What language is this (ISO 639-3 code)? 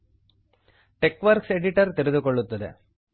kan